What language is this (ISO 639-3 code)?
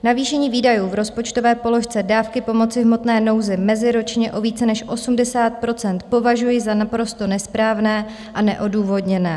ces